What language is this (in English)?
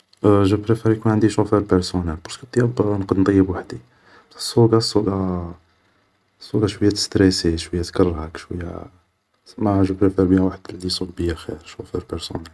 Algerian Arabic